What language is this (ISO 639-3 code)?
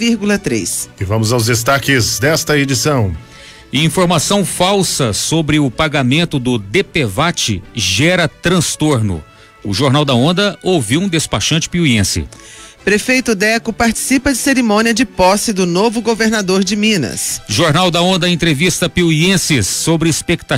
por